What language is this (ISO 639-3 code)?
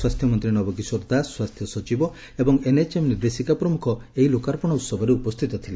ori